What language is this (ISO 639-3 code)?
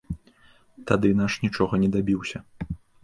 bel